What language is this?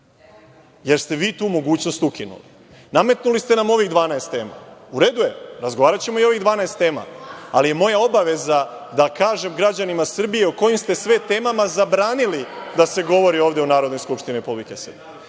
Serbian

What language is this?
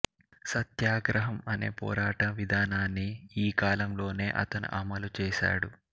Telugu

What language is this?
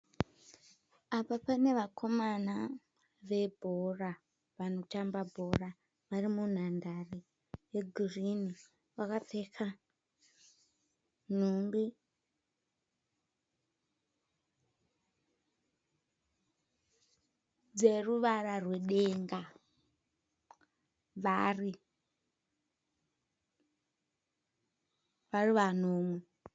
Shona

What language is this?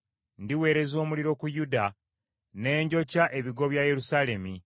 Ganda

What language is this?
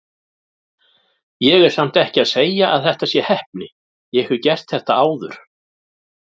Icelandic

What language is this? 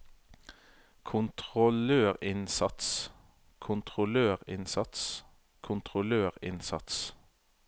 Norwegian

